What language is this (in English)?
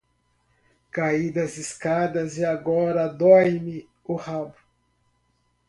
Portuguese